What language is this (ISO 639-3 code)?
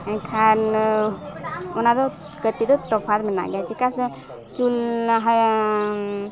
sat